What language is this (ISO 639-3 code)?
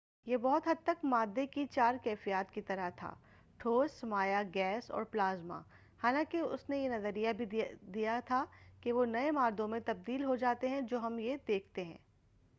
urd